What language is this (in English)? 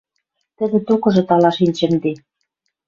Western Mari